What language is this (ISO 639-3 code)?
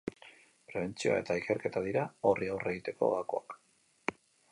eus